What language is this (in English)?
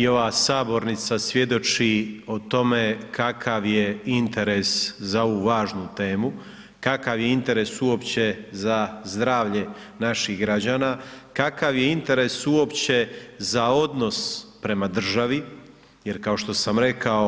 Croatian